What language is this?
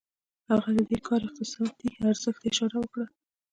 Pashto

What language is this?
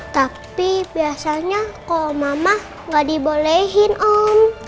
Indonesian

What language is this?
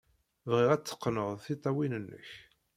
Kabyle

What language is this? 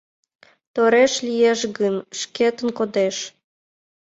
Mari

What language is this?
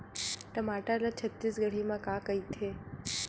Chhattisgarhi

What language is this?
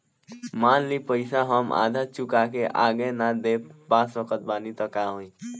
Bhojpuri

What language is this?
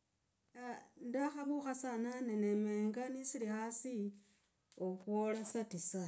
Logooli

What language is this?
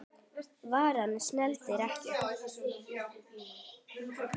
Icelandic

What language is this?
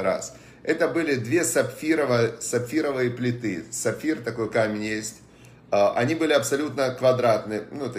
Russian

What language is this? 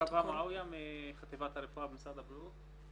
Hebrew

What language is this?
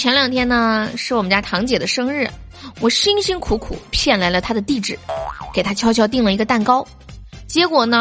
Chinese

